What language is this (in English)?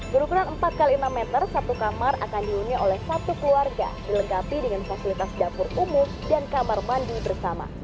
Indonesian